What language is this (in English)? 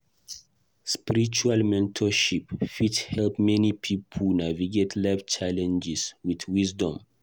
Nigerian Pidgin